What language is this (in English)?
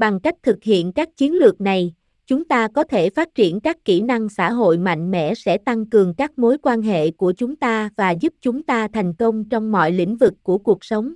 Vietnamese